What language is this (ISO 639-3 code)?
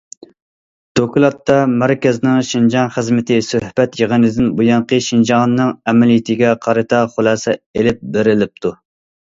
uig